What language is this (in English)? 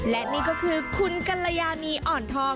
Thai